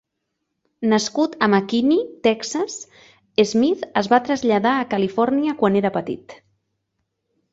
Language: Catalan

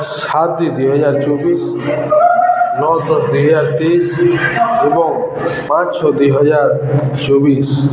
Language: Odia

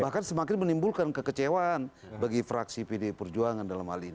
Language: Indonesian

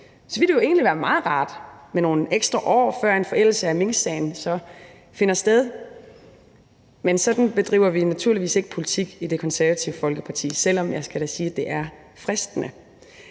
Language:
Danish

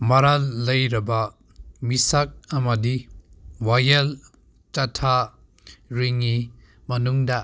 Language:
Manipuri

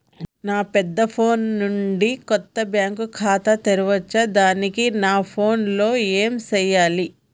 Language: Telugu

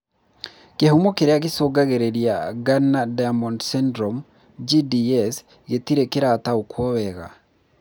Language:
Kikuyu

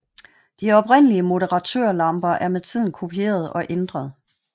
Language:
Danish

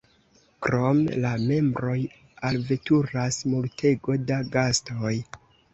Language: Esperanto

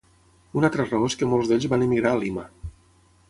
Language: Catalan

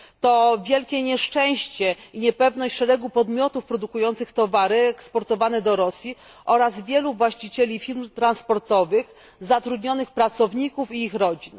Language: Polish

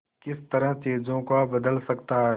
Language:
Hindi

